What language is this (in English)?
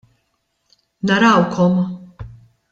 Maltese